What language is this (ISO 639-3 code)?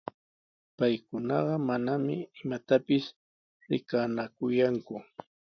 qws